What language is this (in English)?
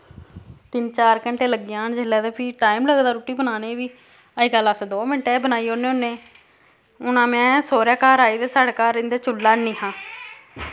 Dogri